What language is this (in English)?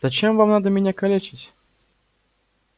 Russian